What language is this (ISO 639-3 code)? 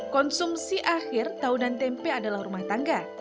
ind